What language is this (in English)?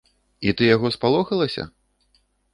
Belarusian